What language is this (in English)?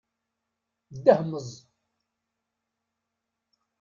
Kabyle